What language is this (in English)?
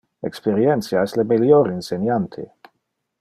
Interlingua